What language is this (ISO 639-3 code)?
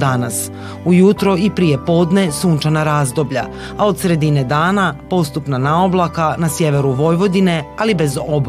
hrv